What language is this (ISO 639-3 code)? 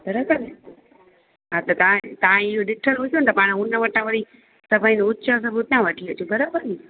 snd